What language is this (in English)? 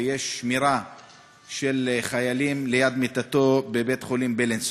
Hebrew